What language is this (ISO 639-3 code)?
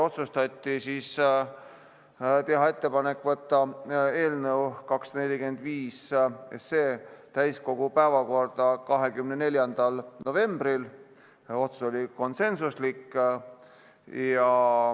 est